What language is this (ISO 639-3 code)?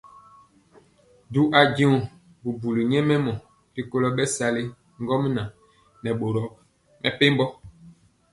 mcx